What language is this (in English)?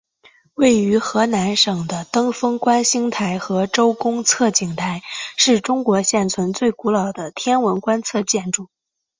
Chinese